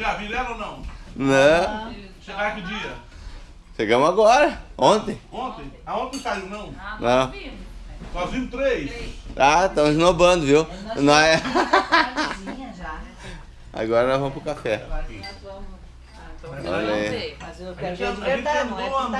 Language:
Portuguese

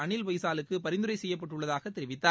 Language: Tamil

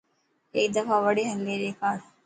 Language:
Dhatki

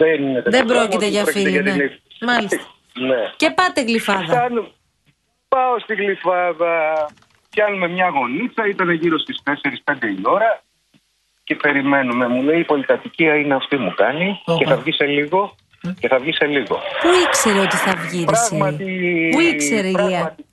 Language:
Greek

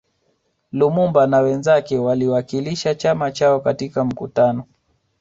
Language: Swahili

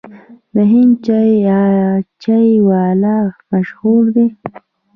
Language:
Pashto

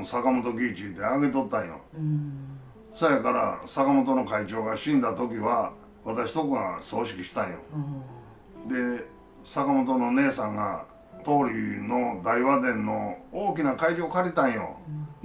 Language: Japanese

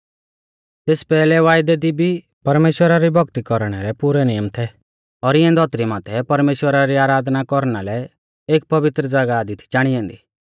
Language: Mahasu Pahari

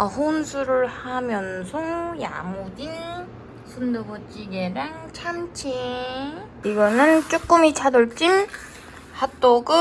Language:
Korean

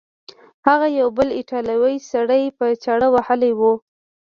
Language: Pashto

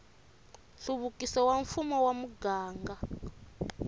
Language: Tsonga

